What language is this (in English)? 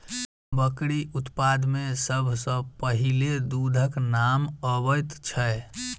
Maithili